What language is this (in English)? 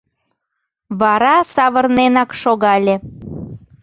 Mari